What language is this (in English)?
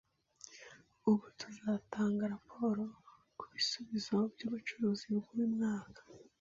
Kinyarwanda